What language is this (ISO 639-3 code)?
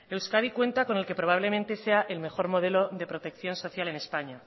spa